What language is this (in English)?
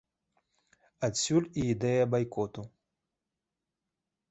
Belarusian